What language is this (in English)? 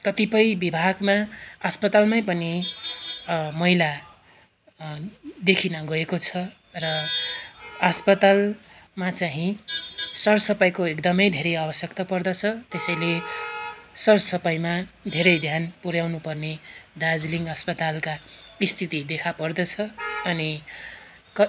Nepali